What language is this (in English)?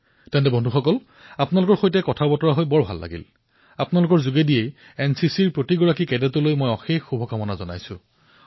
Assamese